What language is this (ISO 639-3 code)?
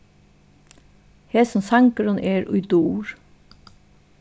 fao